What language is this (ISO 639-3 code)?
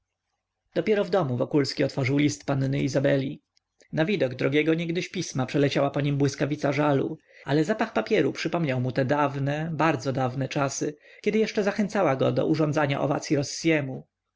pol